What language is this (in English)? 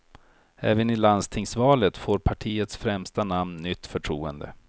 Swedish